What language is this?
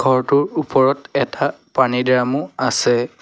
Assamese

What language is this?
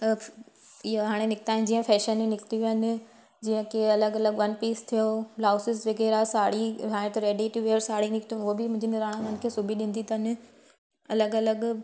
Sindhi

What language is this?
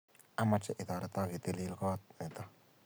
Kalenjin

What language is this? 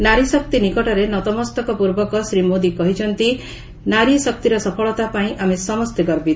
Odia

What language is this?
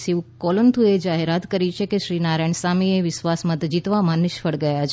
Gujarati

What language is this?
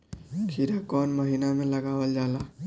Bhojpuri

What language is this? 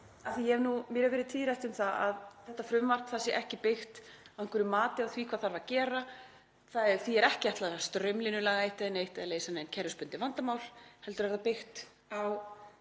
Icelandic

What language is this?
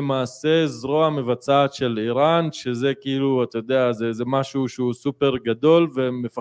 Hebrew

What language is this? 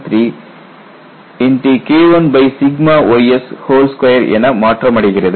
Tamil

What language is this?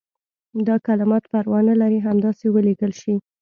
Pashto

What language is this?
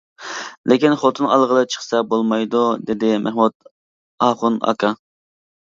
Uyghur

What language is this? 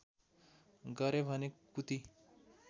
Nepali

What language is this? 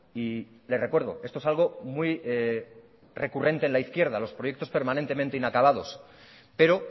Spanish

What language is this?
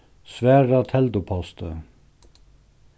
Faroese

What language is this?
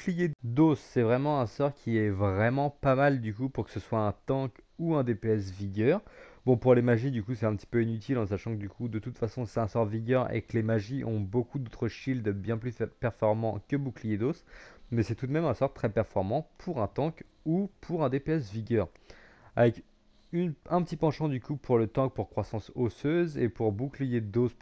French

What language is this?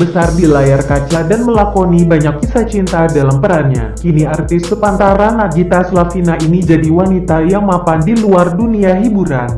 Indonesian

